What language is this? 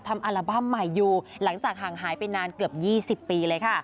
Thai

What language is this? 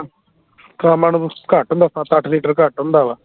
Punjabi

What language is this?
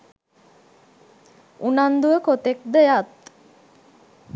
Sinhala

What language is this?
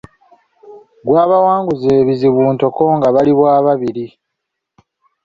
Ganda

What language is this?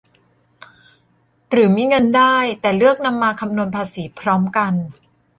Thai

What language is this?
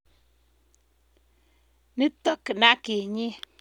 Kalenjin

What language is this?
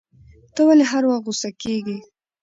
Pashto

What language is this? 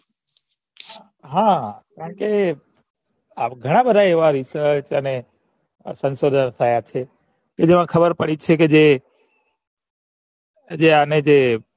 Gujarati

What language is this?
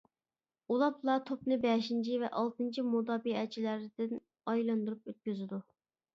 Uyghur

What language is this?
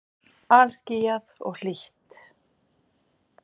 Icelandic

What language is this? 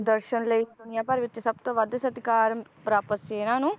Punjabi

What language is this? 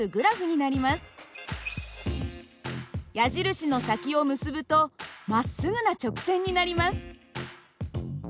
Japanese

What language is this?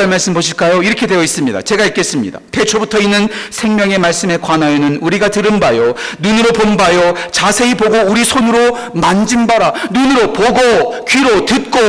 Korean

